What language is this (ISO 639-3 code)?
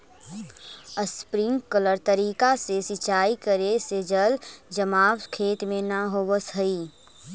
mag